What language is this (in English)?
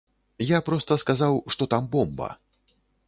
Belarusian